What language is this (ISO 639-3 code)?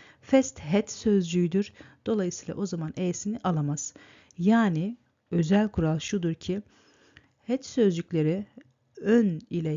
tur